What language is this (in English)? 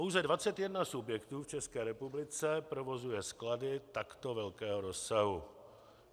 Czech